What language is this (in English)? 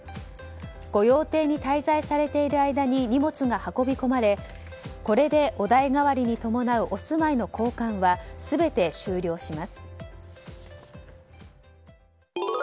Japanese